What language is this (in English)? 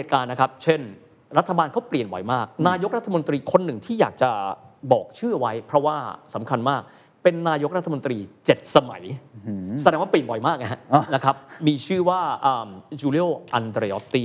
Thai